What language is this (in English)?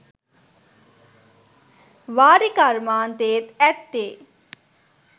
Sinhala